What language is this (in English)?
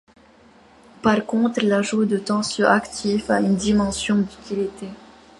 French